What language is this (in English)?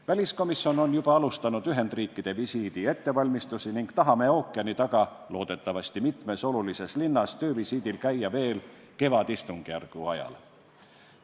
Estonian